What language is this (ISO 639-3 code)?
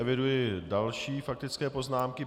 ces